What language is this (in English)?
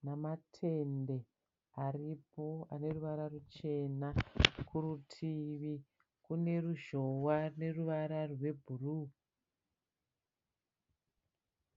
Shona